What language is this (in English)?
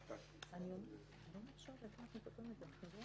Hebrew